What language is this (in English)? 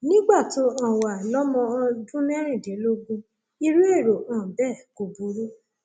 Yoruba